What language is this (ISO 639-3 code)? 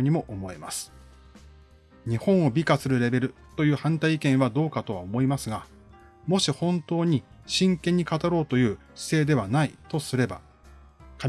jpn